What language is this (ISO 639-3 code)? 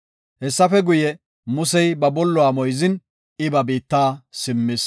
gof